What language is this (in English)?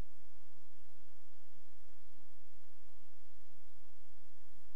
Hebrew